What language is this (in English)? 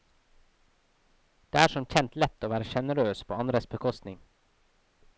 Norwegian